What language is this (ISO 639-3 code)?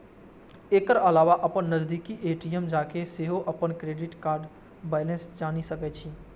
mai